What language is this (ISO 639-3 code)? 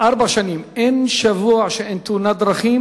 heb